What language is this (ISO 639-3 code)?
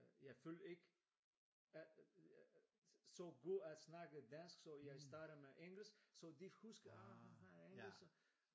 dan